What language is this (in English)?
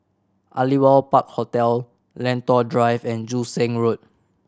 English